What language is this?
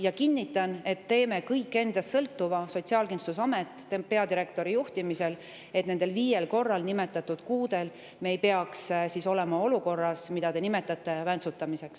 Estonian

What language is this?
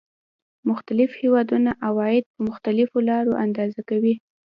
Pashto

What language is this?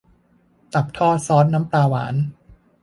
Thai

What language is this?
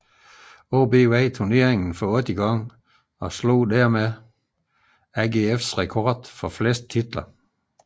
Danish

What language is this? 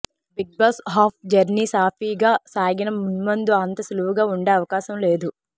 Telugu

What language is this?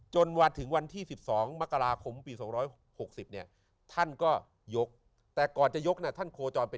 Thai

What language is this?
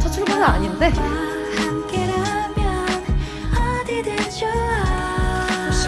Korean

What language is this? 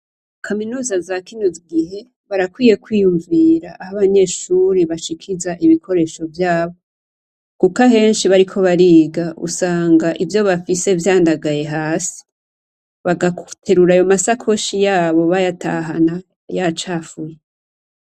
Rundi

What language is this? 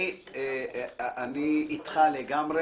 Hebrew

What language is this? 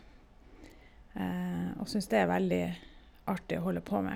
Norwegian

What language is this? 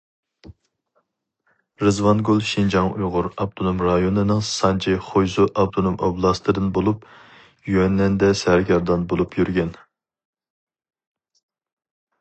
Uyghur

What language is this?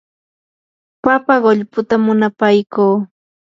Yanahuanca Pasco Quechua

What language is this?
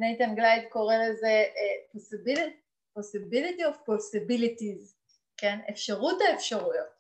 Hebrew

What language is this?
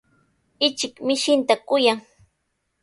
Sihuas Ancash Quechua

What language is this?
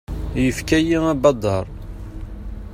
Kabyle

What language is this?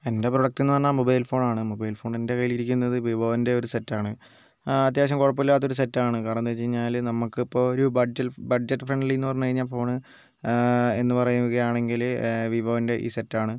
Malayalam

